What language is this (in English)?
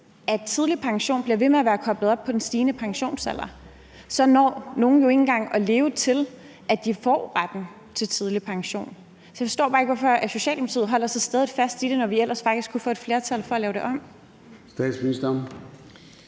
Danish